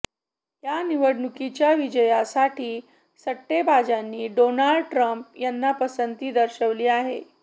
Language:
Marathi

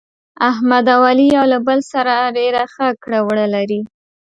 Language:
Pashto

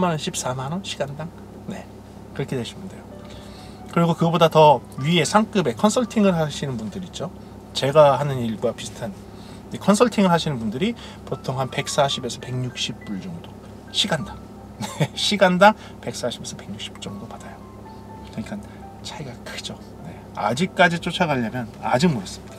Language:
Korean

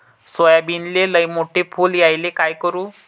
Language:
Marathi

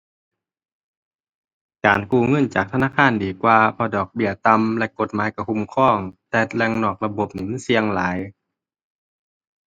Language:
Thai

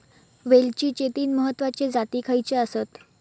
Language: Marathi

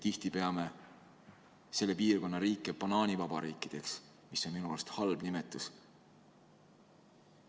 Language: Estonian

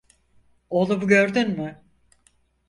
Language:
Turkish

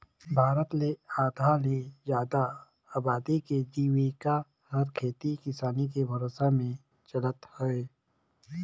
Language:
Chhattisgarhi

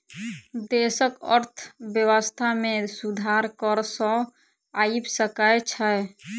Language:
Maithili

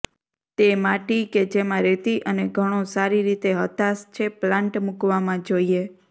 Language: Gujarati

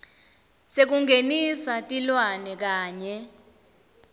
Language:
Swati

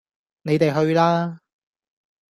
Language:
Cantonese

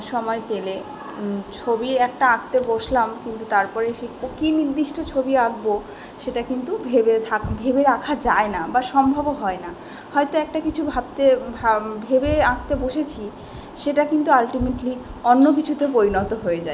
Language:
Bangla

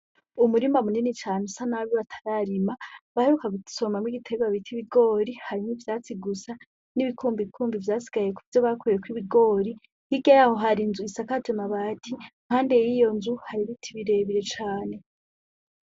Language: Rundi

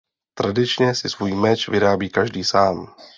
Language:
Czech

